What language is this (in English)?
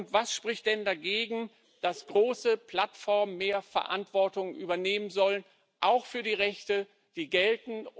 German